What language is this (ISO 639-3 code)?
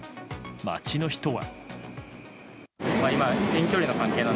jpn